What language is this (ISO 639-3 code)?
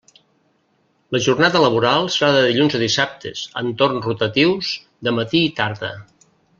cat